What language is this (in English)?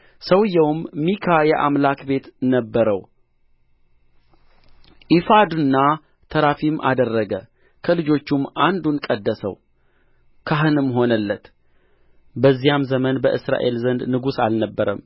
Amharic